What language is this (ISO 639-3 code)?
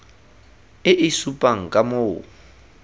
tsn